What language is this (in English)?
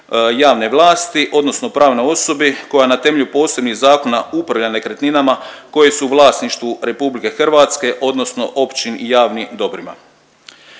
Croatian